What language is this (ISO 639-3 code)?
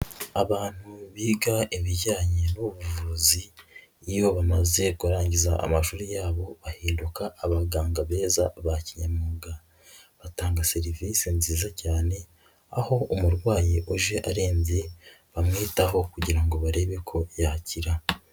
kin